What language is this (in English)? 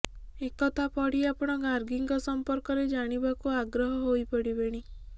Odia